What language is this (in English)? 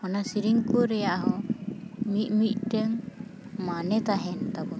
Santali